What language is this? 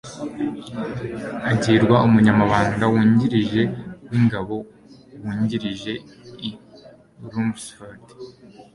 Kinyarwanda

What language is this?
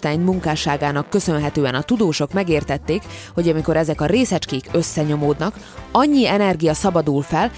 Hungarian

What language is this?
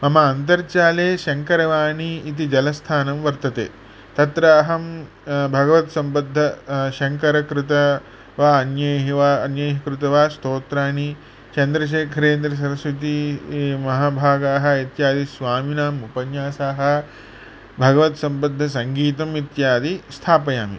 Sanskrit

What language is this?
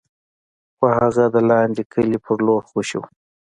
Pashto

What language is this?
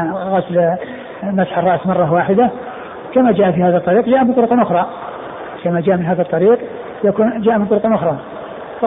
Arabic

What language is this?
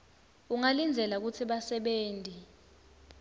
Swati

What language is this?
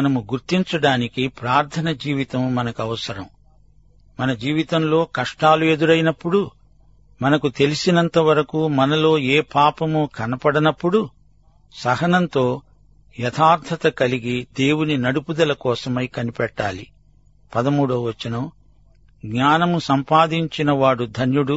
Telugu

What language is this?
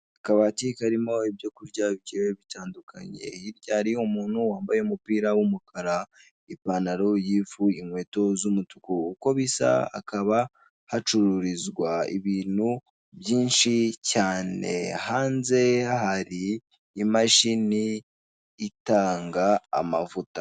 Kinyarwanda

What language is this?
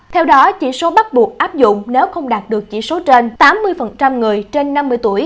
Vietnamese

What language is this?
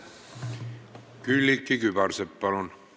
Estonian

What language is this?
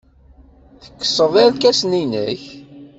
Kabyle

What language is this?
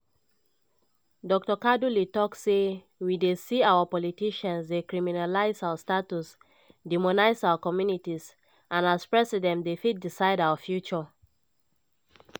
Nigerian Pidgin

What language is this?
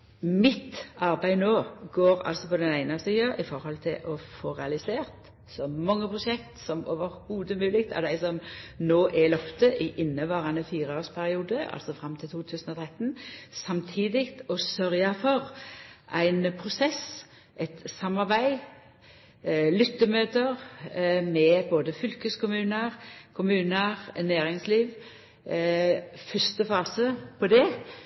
Norwegian Nynorsk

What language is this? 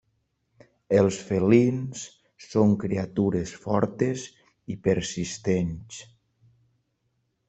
Catalan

